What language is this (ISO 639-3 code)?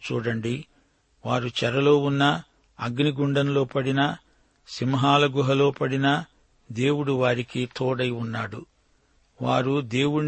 tel